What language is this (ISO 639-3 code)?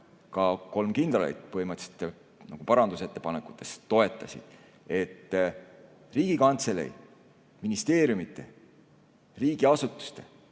est